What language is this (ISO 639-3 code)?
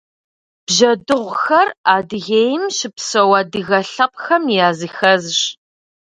kbd